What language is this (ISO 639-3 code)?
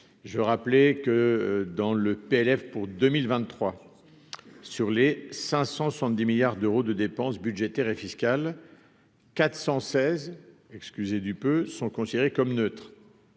fra